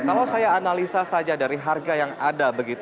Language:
Indonesian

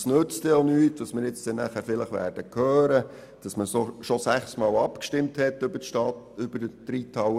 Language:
Swiss German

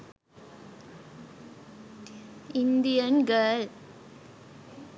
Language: Sinhala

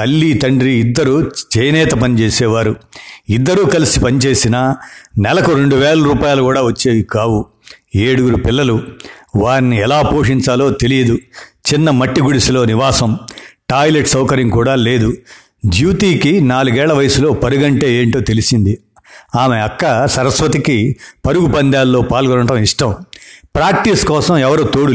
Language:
Telugu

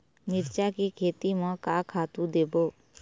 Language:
Chhattisgarhi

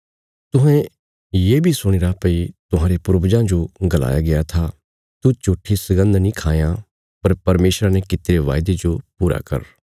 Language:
Bilaspuri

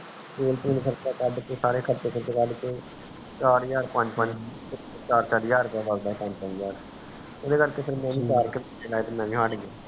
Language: Punjabi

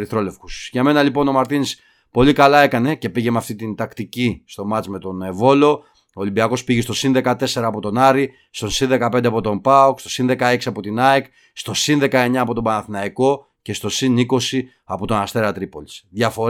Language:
Greek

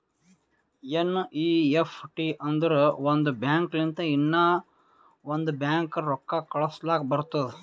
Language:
Kannada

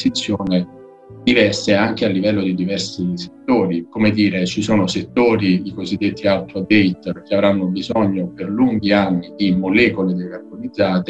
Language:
Italian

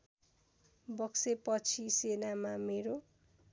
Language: Nepali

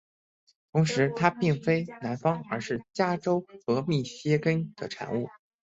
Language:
Chinese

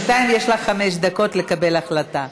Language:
Hebrew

